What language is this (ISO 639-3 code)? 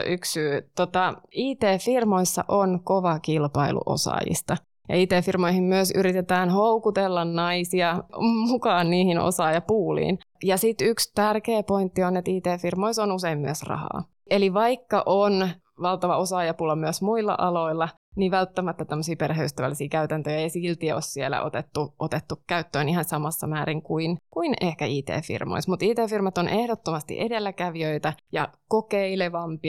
fin